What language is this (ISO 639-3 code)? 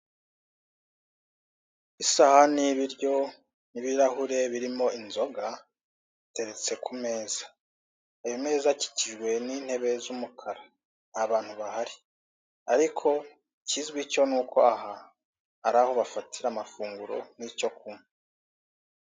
kin